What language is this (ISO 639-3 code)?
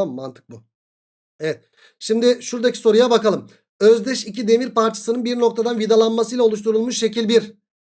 tur